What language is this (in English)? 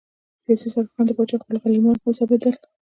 Pashto